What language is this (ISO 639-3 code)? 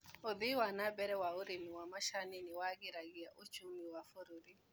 kik